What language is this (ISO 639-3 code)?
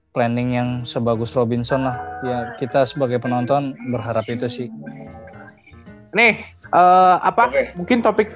ind